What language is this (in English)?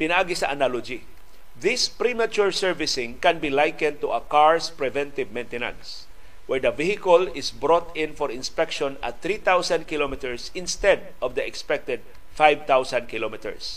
Filipino